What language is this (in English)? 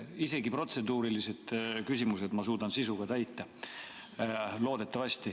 Estonian